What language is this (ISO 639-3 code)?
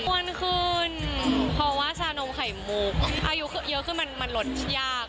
tha